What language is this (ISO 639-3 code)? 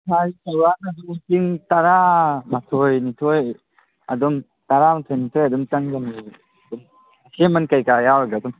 mni